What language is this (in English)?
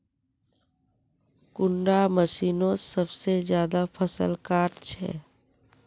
Magahi